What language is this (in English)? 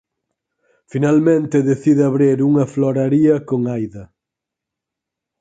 Galician